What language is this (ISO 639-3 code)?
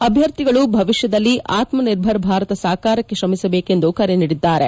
kan